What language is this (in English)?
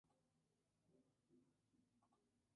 Spanish